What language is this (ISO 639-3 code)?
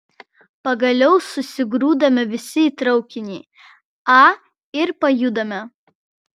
lit